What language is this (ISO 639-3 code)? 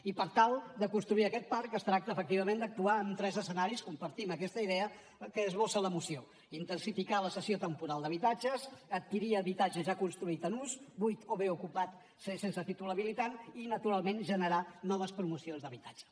cat